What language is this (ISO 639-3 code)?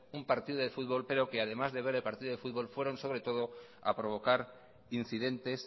spa